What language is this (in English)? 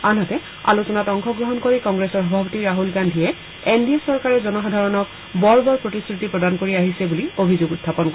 Assamese